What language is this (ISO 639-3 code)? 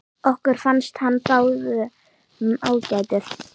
isl